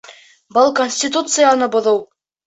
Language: Bashkir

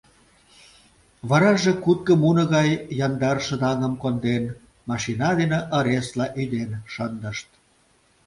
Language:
Mari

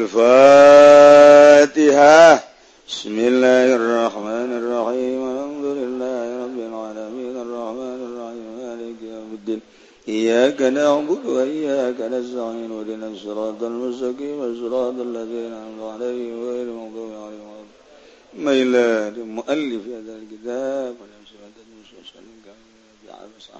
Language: Indonesian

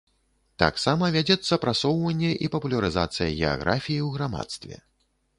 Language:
Belarusian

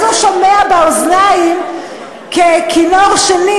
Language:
Hebrew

